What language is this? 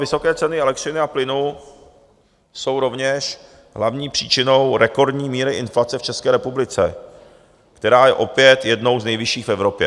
Czech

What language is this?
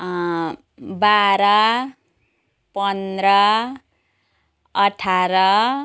Nepali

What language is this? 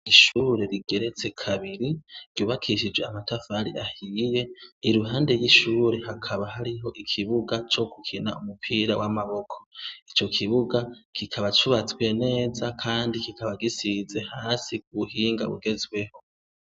Rundi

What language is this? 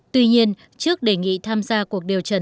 Vietnamese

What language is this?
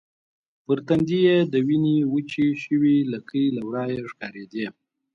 Pashto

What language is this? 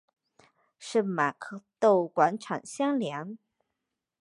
Chinese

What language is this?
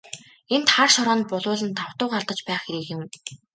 Mongolian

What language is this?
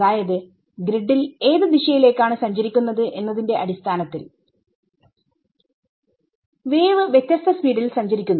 Malayalam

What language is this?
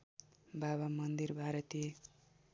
Nepali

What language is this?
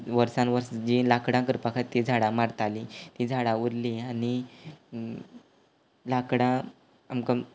Konkani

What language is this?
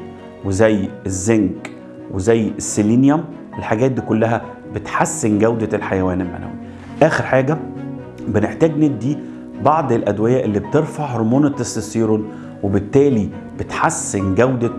Arabic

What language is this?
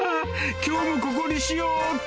Japanese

